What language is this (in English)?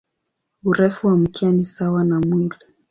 Swahili